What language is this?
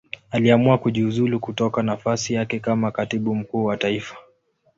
Swahili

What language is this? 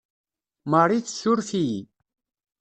Kabyle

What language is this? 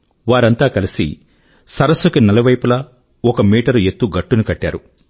Telugu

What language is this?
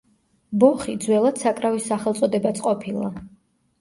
Georgian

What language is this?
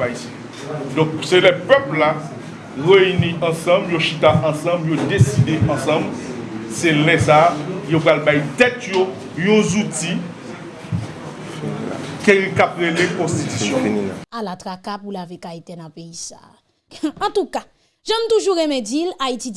French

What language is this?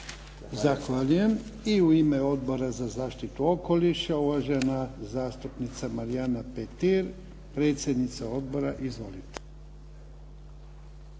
Croatian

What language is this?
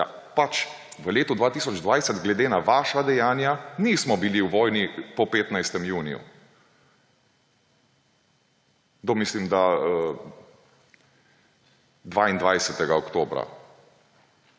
Slovenian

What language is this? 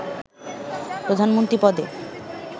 Bangla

